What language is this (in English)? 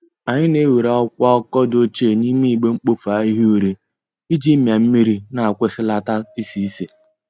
Igbo